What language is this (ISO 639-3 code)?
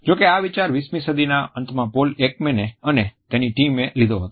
guj